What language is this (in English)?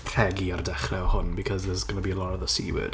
Welsh